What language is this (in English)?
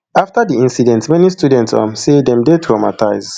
Nigerian Pidgin